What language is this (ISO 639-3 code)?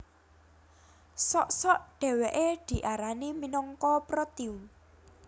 jav